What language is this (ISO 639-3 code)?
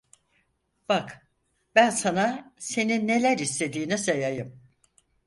tur